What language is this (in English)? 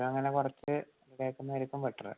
Malayalam